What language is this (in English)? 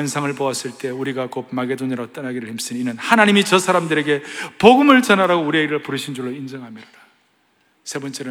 Korean